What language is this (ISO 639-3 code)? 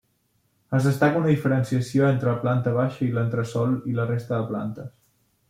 cat